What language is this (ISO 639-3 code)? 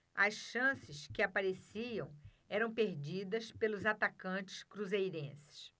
por